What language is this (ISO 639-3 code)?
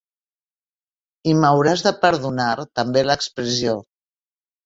cat